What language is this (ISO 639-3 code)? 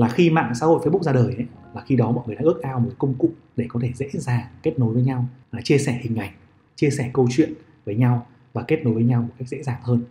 vie